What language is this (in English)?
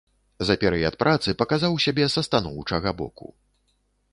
Belarusian